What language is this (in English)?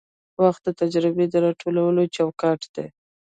Pashto